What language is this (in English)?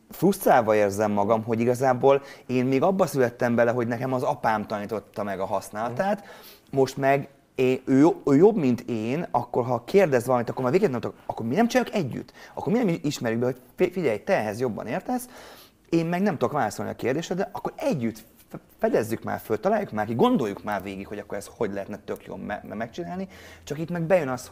Hungarian